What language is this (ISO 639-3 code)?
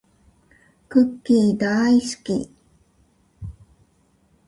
jpn